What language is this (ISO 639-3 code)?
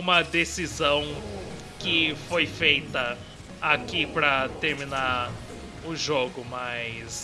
por